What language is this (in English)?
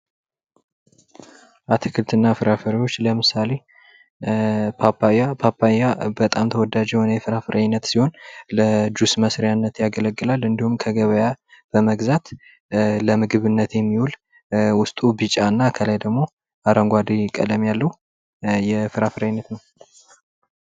Amharic